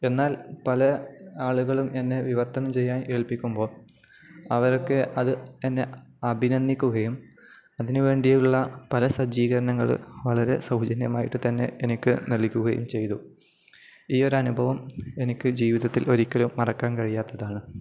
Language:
Malayalam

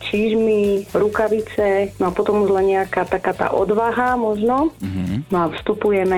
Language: Slovak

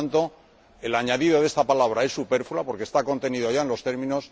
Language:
Spanish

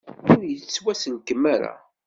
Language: Kabyle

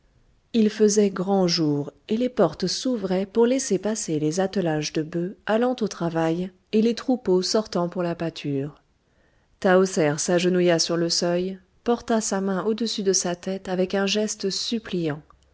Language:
French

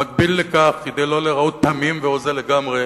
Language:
Hebrew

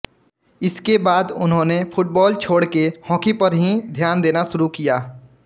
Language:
Hindi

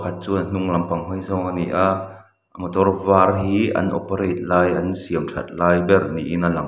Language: Mizo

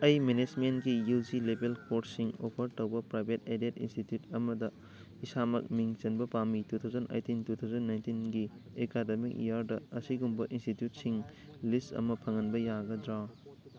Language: Manipuri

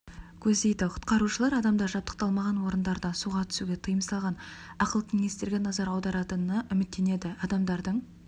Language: Kazakh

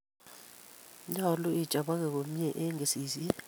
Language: Kalenjin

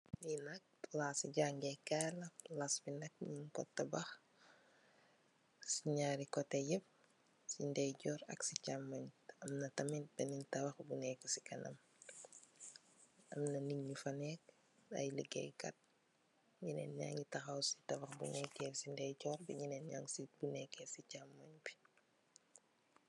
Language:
Wolof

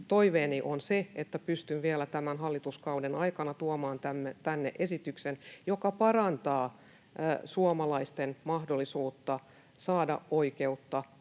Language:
Finnish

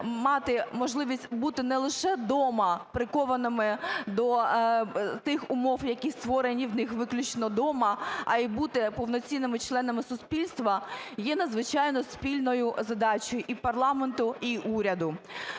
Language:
Ukrainian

